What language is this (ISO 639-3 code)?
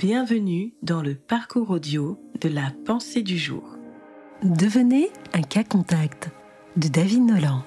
fra